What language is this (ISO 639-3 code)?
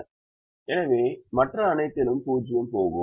tam